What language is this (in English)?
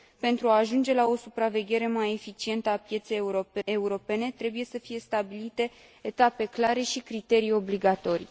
Romanian